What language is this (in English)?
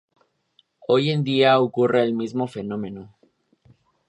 Spanish